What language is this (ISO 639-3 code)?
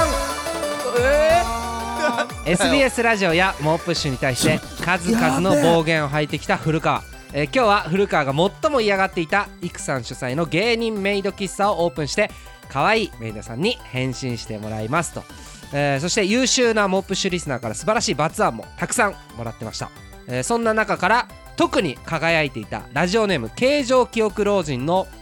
jpn